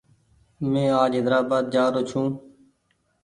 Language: Goaria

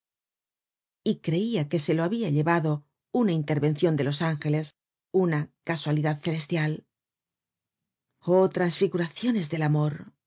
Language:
Spanish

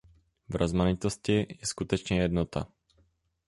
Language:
Czech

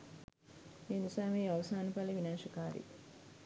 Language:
Sinhala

